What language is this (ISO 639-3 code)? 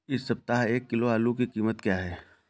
hin